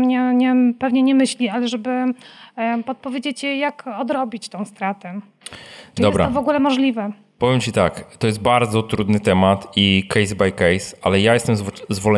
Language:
Polish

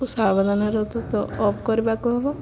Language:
Odia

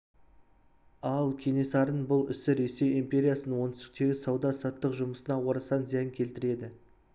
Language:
Kazakh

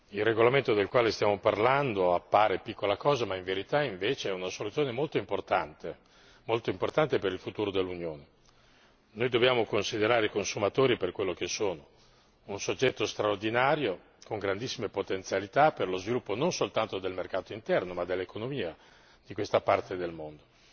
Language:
Italian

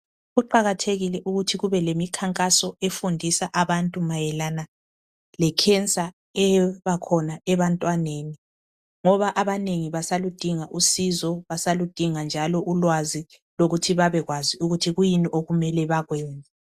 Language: North Ndebele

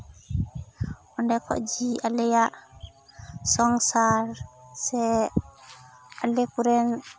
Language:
Santali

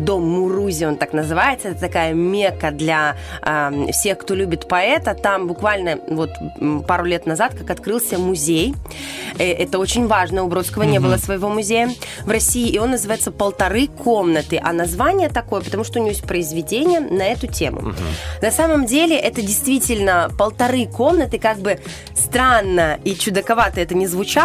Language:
Russian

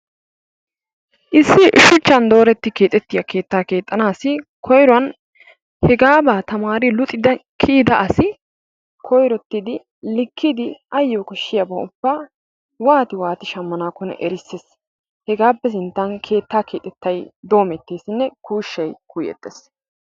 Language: Wolaytta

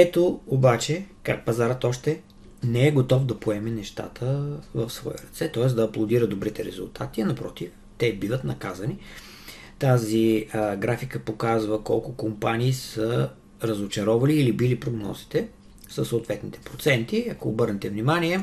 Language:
Bulgarian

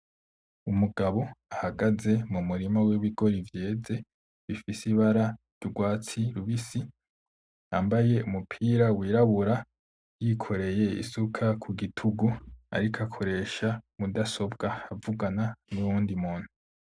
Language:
Rundi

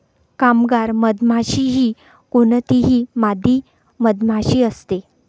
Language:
Marathi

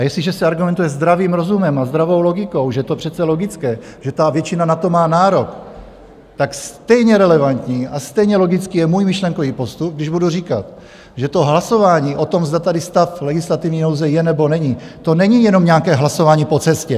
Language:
Czech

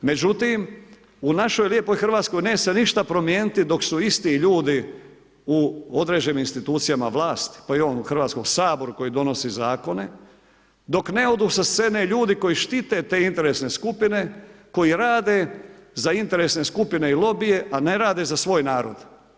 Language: Croatian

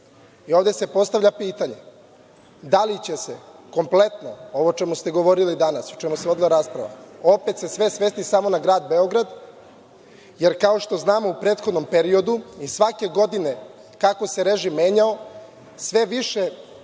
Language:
Serbian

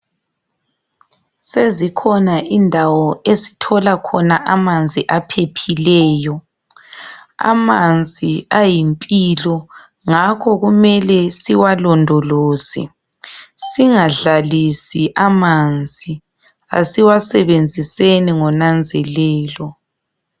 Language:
North Ndebele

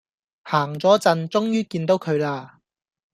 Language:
Cantonese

